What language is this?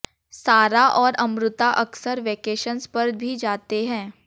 Hindi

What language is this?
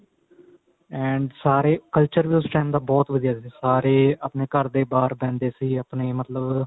Punjabi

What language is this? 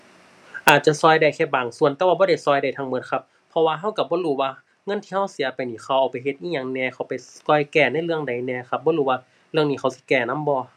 Thai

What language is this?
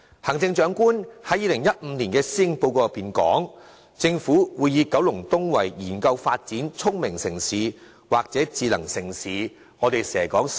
Cantonese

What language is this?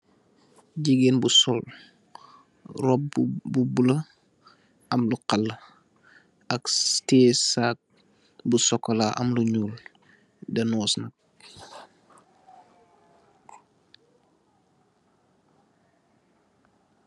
Wolof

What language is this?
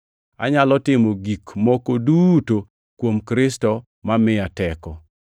Luo (Kenya and Tanzania)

